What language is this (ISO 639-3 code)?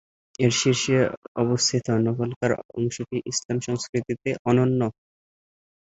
ben